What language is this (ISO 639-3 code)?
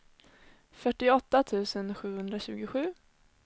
swe